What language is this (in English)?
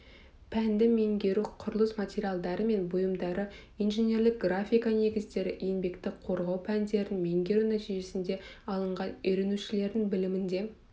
Kazakh